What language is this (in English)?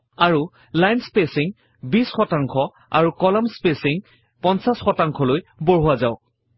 Assamese